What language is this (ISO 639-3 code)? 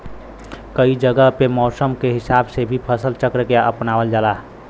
bho